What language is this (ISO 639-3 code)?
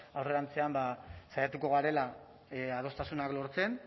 eus